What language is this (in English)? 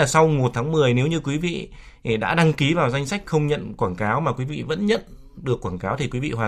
Vietnamese